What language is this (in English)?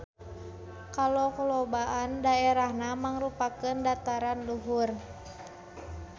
Sundanese